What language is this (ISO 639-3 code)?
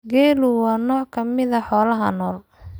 som